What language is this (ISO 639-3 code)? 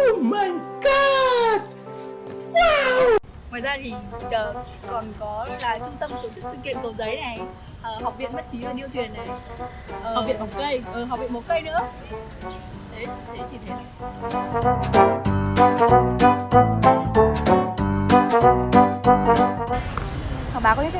vie